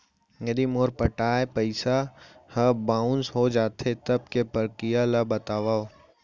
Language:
Chhattisgarhi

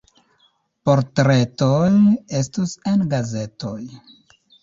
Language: Esperanto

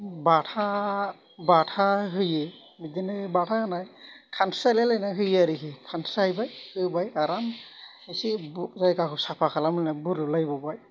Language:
Bodo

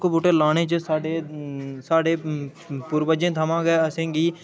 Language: Dogri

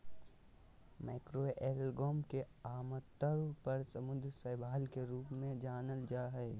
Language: Magahi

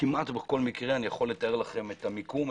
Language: Hebrew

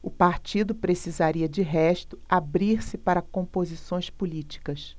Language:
Portuguese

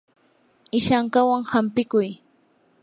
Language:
Yanahuanca Pasco Quechua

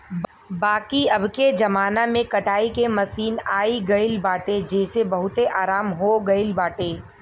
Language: Bhojpuri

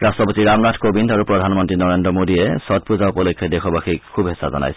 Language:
Assamese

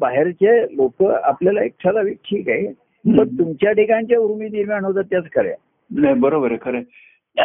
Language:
Marathi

